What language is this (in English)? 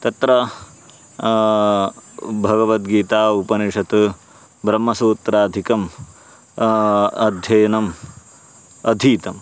Sanskrit